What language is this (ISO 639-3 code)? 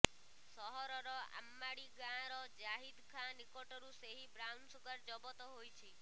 ori